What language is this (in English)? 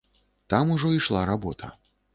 Belarusian